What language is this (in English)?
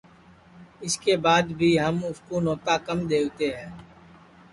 Sansi